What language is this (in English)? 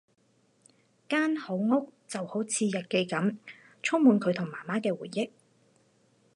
Cantonese